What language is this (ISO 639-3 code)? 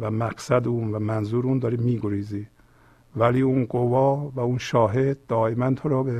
fas